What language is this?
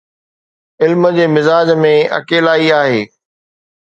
Sindhi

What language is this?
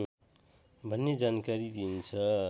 Nepali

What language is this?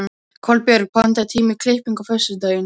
Icelandic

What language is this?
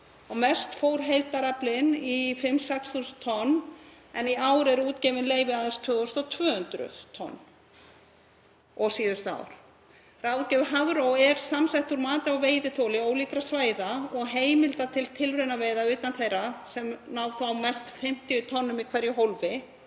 Icelandic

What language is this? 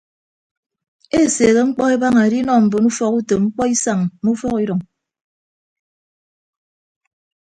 Ibibio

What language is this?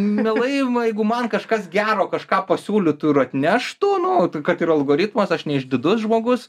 Lithuanian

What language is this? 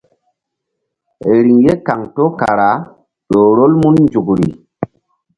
Mbum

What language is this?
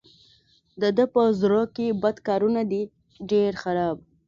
Pashto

